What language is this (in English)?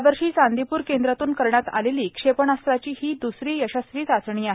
Marathi